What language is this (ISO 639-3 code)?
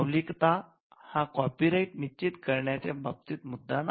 mar